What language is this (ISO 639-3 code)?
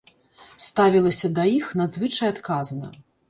bel